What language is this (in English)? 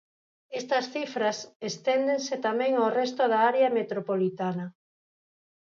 Galician